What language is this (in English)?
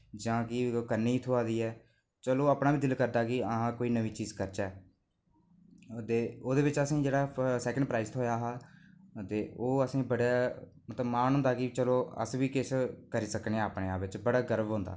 Dogri